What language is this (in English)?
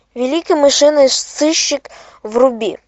Russian